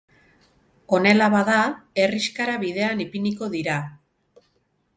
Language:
Basque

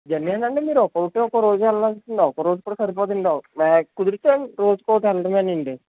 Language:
Telugu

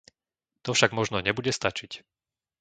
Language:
Slovak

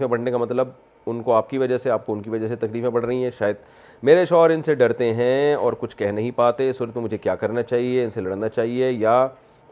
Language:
Urdu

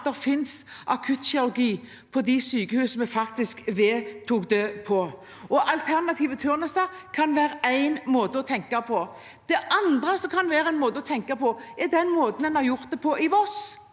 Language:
Norwegian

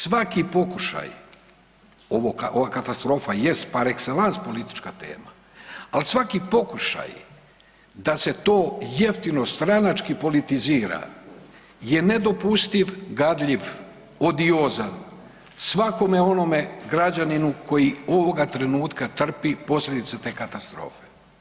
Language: Croatian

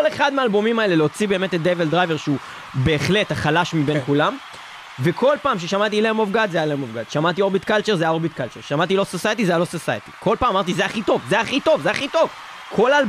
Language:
Hebrew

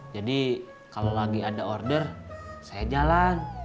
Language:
Indonesian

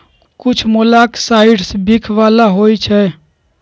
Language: Magahi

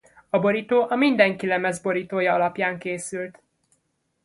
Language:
Hungarian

